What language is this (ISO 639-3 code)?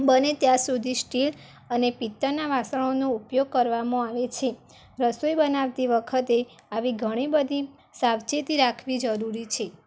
guj